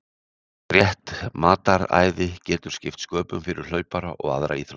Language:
Icelandic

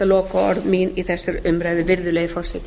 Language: Icelandic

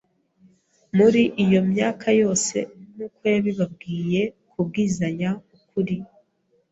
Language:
Kinyarwanda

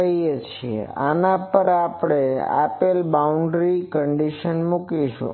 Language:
Gujarati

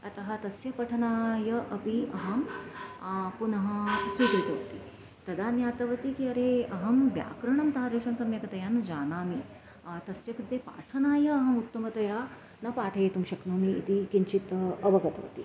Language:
Sanskrit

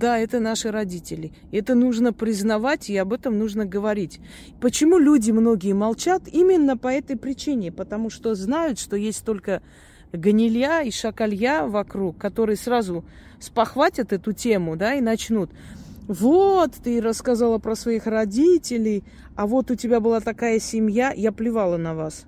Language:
Russian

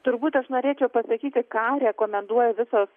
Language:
Lithuanian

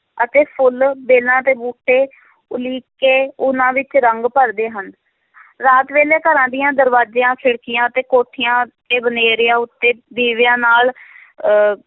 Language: Punjabi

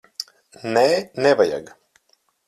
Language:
Latvian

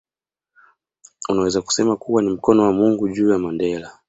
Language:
Swahili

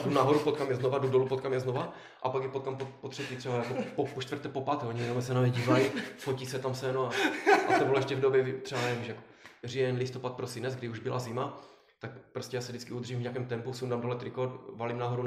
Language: Czech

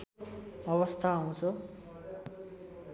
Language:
Nepali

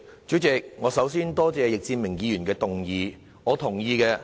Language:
Cantonese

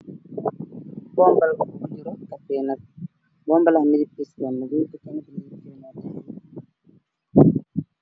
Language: Somali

